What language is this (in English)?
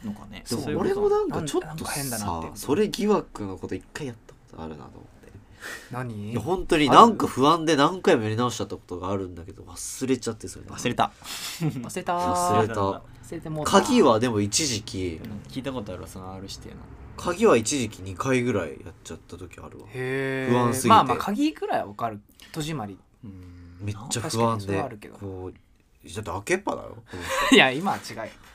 Japanese